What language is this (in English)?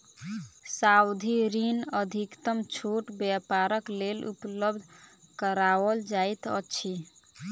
Maithili